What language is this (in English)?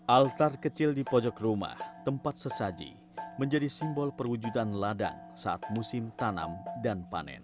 Indonesian